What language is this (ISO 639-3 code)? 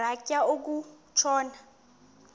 xho